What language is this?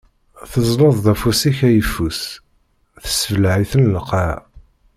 Kabyle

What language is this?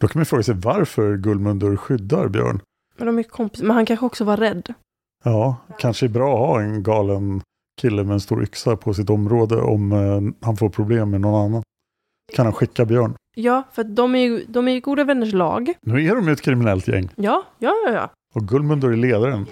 Swedish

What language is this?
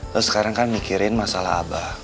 Indonesian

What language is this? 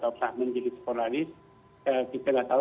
Indonesian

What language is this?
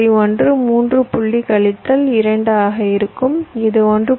Tamil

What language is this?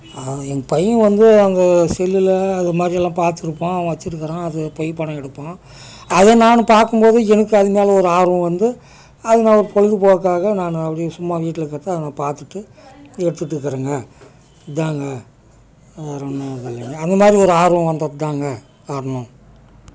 Tamil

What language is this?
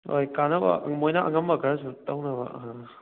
Manipuri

